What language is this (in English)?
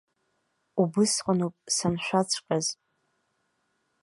Abkhazian